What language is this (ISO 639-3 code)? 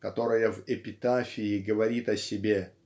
rus